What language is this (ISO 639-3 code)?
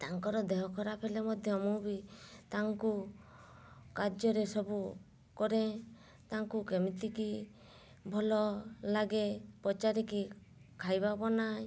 ori